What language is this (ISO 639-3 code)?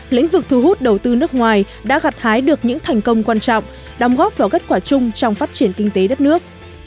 vie